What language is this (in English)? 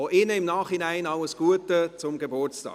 Swiss German